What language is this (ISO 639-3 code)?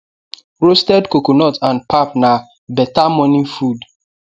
pcm